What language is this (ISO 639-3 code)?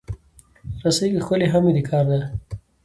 pus